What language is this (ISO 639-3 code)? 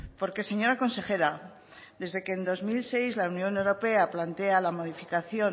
spa